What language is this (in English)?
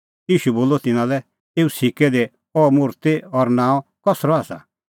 Kullu Pahari